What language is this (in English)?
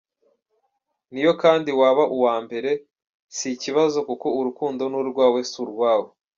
Kinyarwanda